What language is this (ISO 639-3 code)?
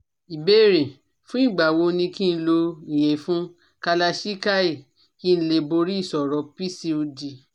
yor